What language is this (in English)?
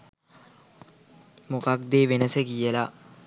Sinhala